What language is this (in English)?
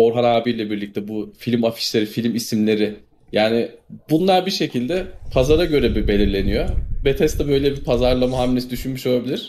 Turkish